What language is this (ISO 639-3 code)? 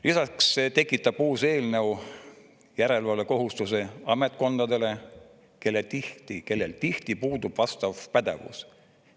est